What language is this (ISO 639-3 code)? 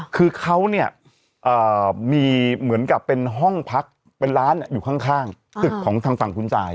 tha